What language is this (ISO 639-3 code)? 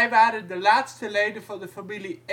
nld